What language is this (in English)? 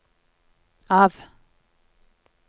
Norwegian